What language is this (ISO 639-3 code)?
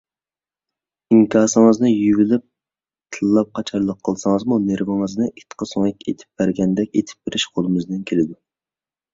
uig